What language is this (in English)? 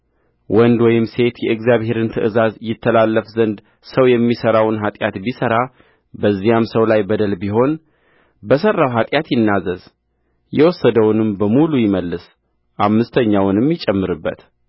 Amharic